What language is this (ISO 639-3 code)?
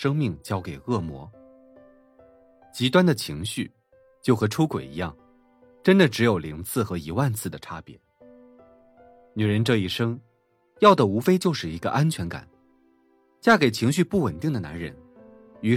zho